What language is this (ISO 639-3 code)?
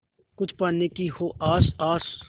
hin